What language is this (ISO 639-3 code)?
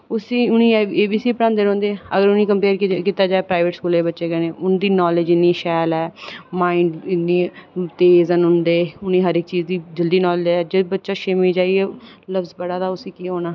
doi